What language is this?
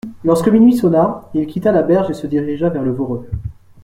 French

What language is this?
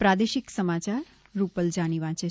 Gujarati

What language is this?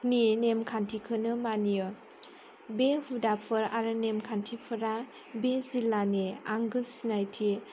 Bodo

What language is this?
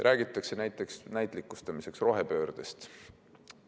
Estonian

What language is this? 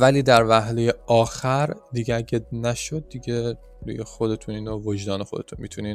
Persian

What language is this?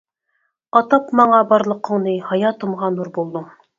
Uyghur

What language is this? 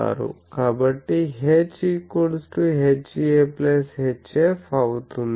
Telugu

